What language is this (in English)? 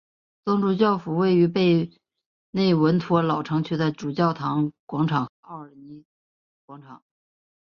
Chinese